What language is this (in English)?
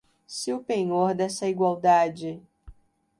Portuguese